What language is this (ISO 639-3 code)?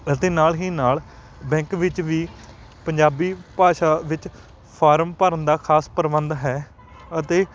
pan